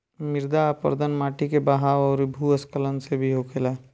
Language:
Bhojpuri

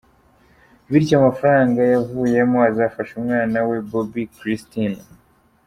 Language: Kinyarwanda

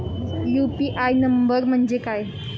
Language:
Marathi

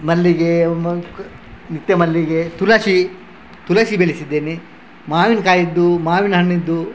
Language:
Kannada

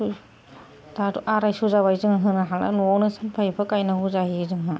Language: Bodo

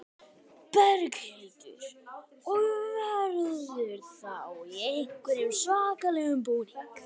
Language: Icelandic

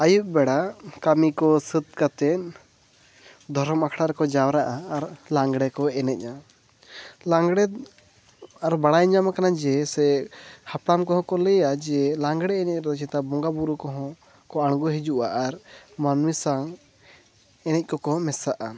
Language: Santali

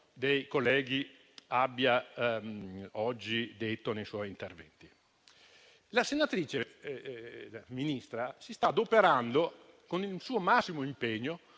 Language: Italian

